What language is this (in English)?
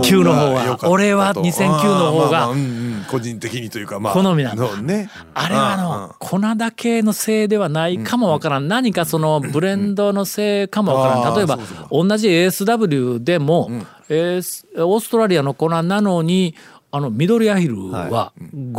Japanese